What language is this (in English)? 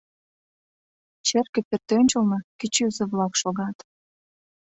Mari